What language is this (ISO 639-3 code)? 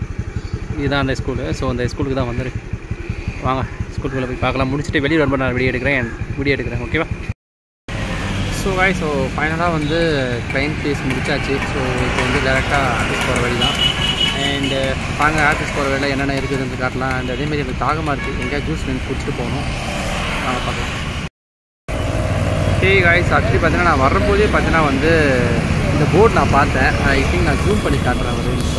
tam